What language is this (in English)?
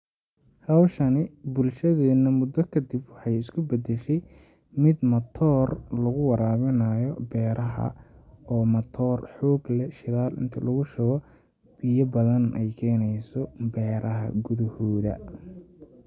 Somali